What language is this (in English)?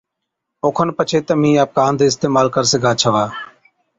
Od